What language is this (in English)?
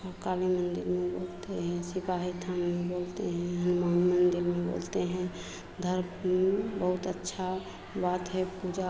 Hindi